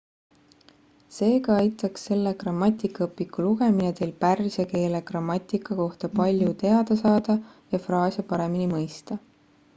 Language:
Estonian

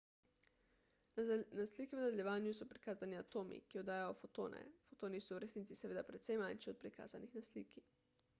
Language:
Slovenian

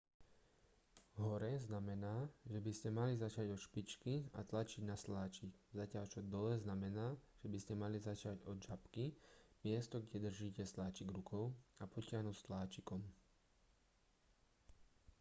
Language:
Slovak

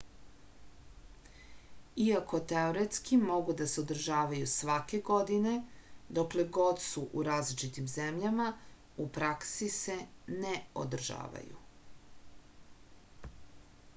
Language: Serbian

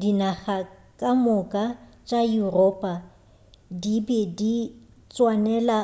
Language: Northern Sotho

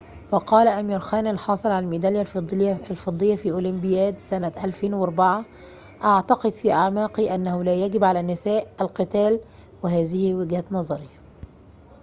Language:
Arabic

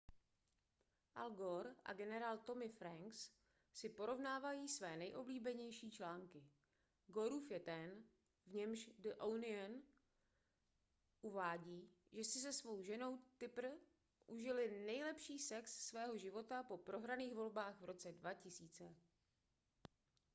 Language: Czech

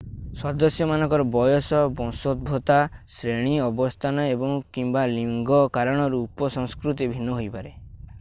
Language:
Odia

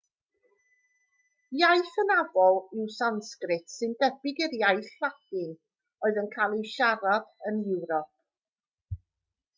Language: Welsh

